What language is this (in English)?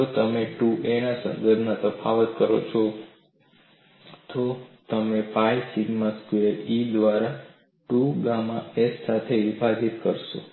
Gujarati